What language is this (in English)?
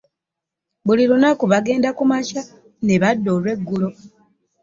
Ganda